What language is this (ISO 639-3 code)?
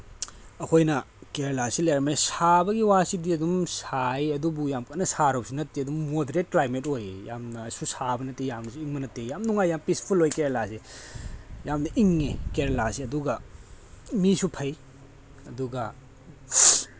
mni